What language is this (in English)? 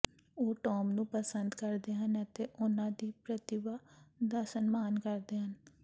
Punjabi